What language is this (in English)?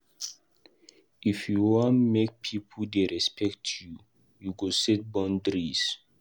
Nigerian Pidgin